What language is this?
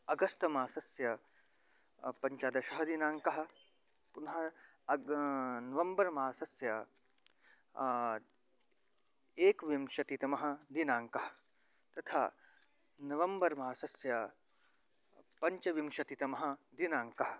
Sanskrit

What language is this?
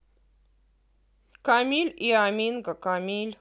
Russian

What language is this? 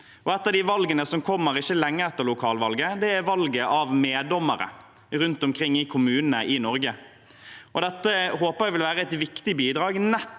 Norwegian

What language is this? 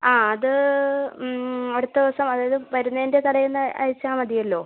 Malayalam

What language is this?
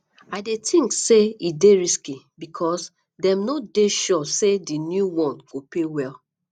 Nigerian Pidgin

